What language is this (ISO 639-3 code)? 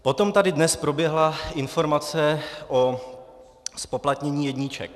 ces